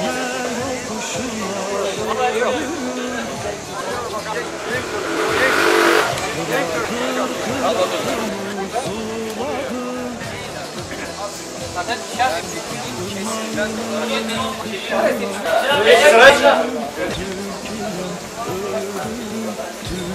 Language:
Turkish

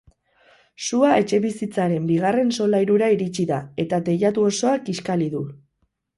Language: Basque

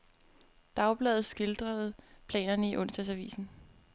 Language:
Danish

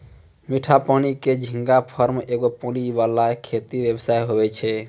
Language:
Maithili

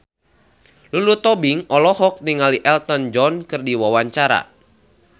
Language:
Sundanese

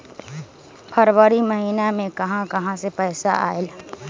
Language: Magahi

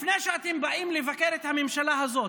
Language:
Hebrew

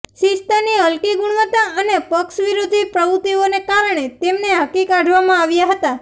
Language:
Gujarati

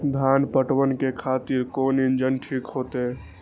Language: Maithili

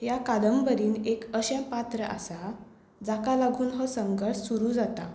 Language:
Konkani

